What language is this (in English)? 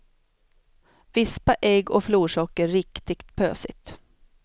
Swedish